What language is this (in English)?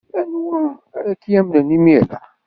Kabyle